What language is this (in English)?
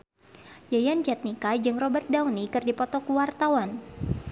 Sundanese